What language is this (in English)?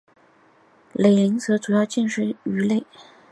Chinese